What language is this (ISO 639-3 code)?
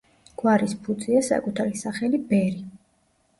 kat